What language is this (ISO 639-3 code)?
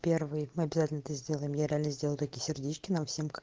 rus